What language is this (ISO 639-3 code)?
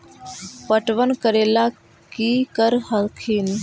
mag